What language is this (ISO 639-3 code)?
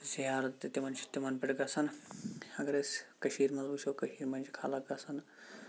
kas